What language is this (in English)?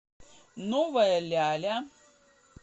Russian